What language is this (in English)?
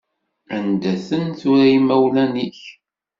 Kabyle